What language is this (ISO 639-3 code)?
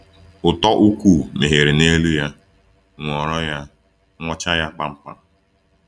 ibo